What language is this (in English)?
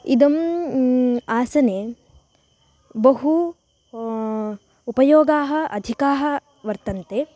Sanskrit